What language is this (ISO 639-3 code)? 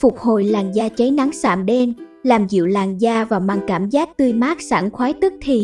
vie